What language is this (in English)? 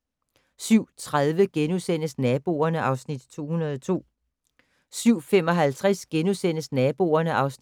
Danish